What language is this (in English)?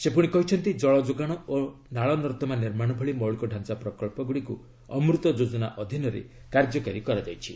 Odia